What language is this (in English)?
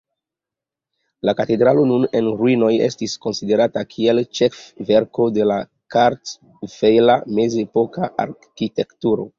Esperanto